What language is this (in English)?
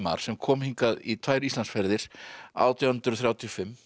Icelandic